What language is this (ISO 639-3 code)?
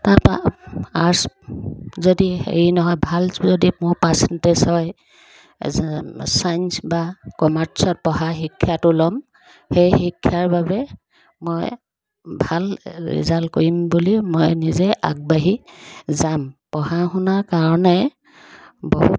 asm